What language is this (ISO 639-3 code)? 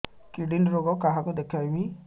ori